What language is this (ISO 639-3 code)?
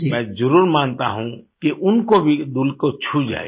hin